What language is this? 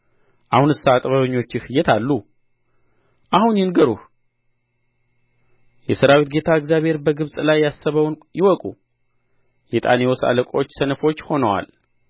Amharic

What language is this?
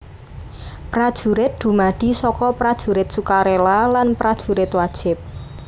Javanese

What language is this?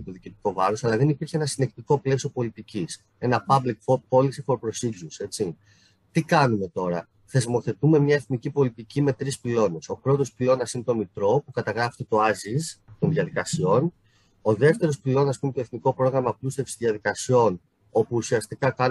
Greek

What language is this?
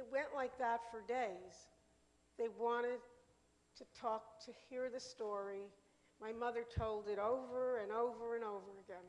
English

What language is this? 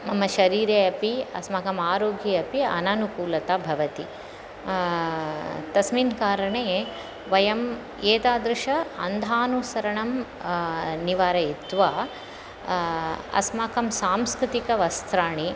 Sanskrit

